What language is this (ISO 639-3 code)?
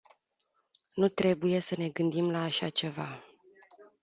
ron